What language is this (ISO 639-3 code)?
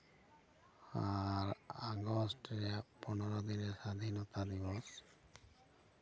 sat